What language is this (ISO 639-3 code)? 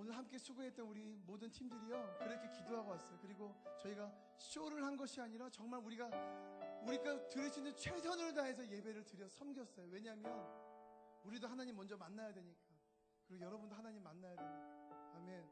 kor